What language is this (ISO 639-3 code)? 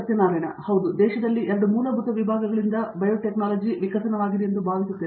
kan